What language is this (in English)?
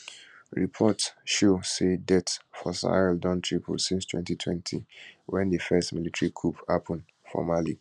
Nigerian Pidgin